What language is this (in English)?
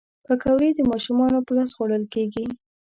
Pashto